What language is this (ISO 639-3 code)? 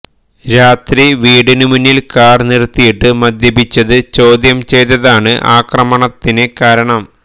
mal